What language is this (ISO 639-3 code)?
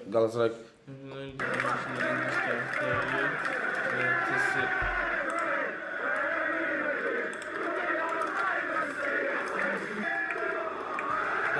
tur